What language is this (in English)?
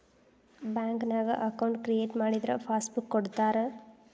Kannada